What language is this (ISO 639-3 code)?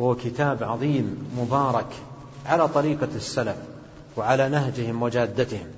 ara